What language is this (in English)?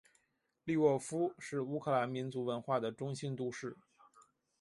Chinese